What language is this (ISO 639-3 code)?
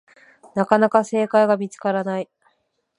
jpn